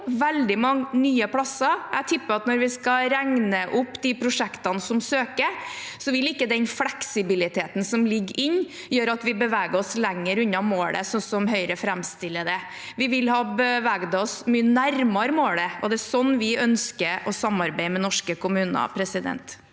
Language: Norwegian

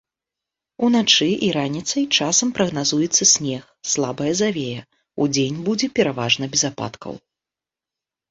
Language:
Belarusian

